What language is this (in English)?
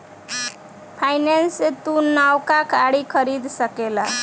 Bhojpuri